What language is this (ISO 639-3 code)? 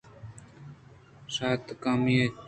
bgp